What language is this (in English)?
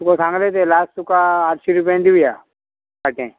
Konkani